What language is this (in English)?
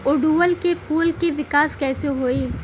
Bhojpuri